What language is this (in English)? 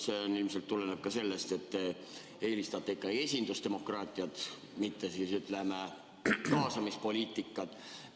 Estonian